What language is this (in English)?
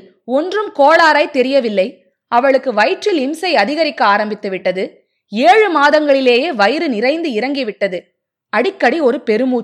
Tamil